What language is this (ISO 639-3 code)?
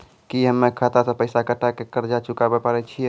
mai